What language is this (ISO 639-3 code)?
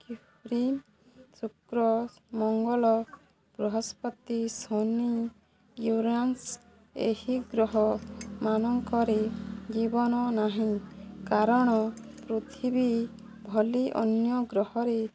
ori